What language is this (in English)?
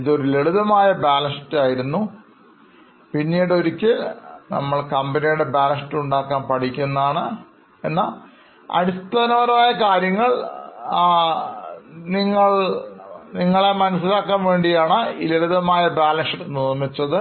Malayalam